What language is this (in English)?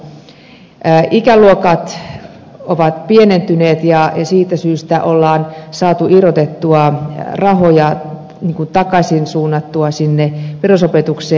Finnish